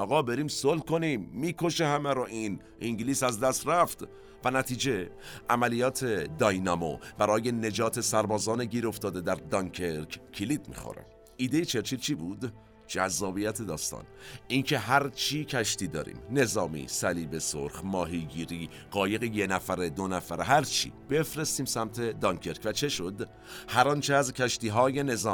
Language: Persian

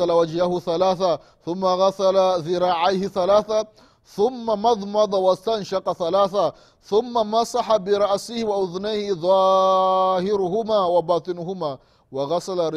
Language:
Swahili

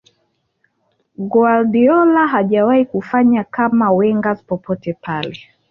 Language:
Swahili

